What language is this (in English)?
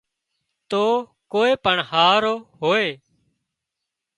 Wadiyara Koli